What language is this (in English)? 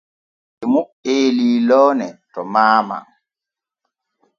Borgu Fulfulde